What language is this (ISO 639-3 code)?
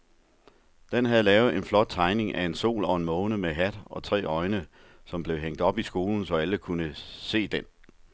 dan